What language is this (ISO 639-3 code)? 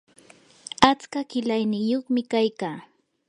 qur